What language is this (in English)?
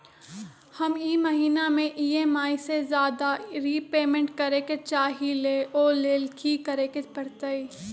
Magahi